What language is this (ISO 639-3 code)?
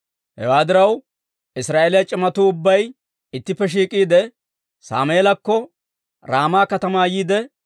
dwr